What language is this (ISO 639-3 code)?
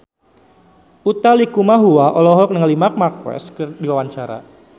sun